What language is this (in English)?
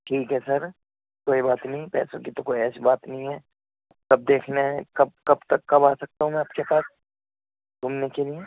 Urdu